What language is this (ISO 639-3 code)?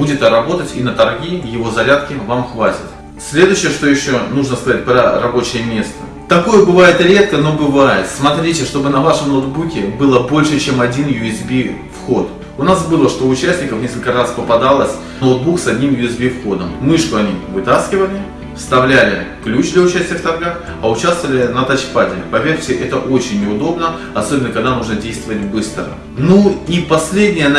rus